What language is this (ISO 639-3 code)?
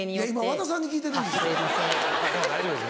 jpn